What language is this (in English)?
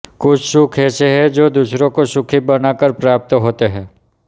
Hindi